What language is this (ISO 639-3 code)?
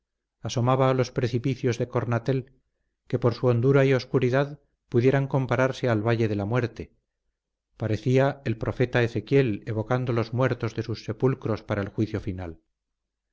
spa